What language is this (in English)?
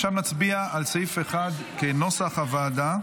Hebrew